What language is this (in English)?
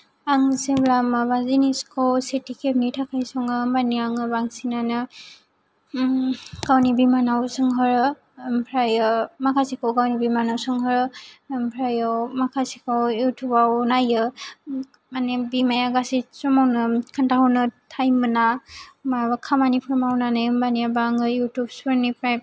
Bodo